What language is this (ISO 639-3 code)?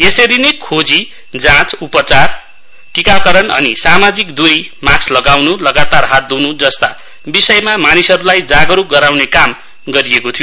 nep